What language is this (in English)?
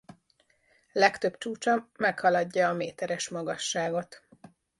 Hungarian